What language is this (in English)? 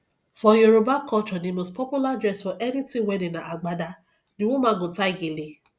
Nigerian Pidgin